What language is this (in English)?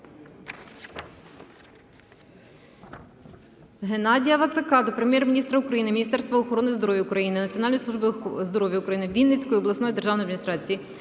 Ukrainian